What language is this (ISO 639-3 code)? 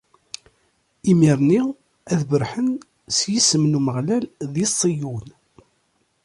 kab